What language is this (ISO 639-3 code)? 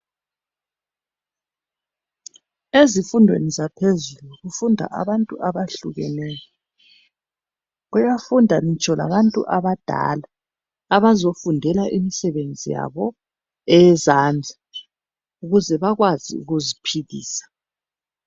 nde